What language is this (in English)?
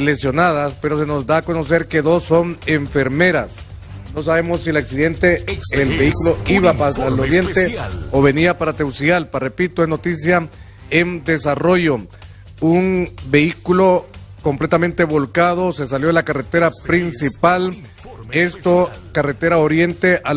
Spanish